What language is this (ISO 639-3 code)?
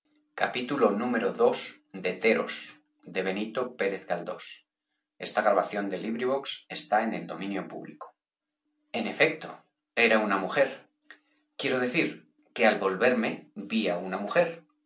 spa